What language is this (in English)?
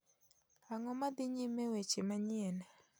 Luo (Kenya and Tanzania)